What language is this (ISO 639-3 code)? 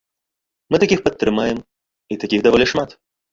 bel